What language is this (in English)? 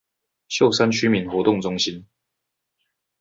Chinese